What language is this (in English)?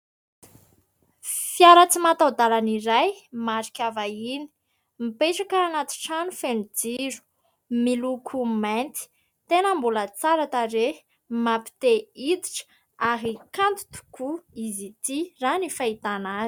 Malagasy